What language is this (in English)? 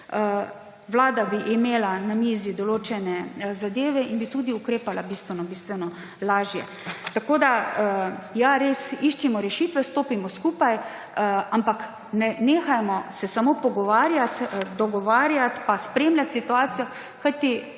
Slovenian